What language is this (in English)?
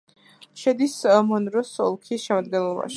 Georgian